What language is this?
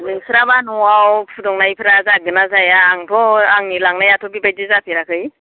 Bodo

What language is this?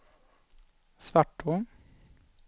Swedish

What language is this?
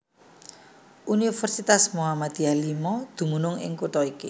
Javanese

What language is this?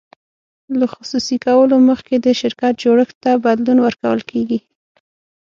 Pashto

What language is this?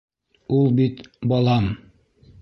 Bashkir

